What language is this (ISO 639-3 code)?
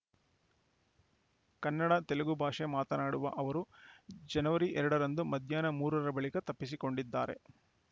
kan